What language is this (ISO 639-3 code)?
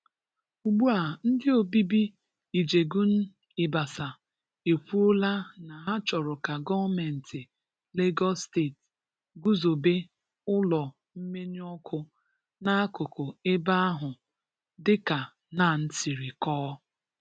ibo